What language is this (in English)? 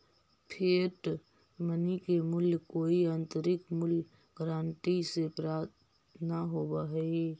Magahi